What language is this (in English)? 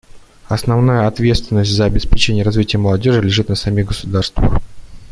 Russian